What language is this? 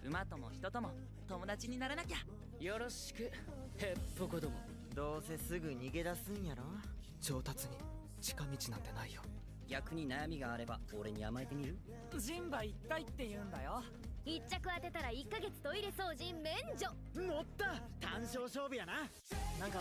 Romanian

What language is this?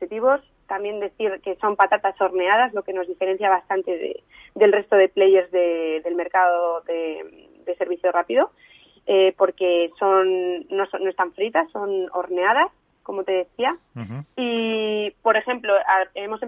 Spanish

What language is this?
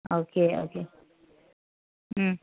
Manipuri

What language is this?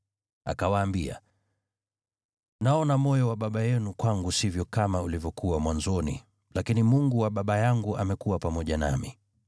Swahili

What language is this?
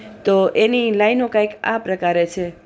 Gujarati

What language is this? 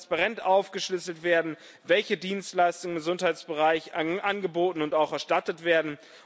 German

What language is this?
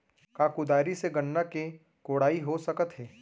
Chhattisgarhi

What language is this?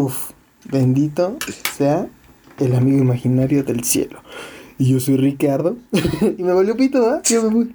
Spanish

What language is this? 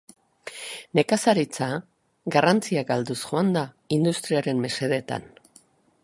Basque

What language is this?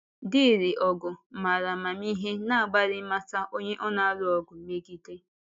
Igbo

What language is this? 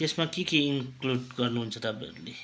Nepali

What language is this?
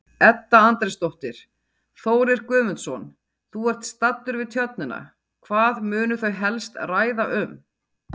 Icelandic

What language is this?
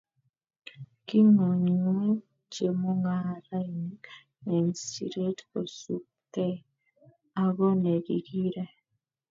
Kalenjin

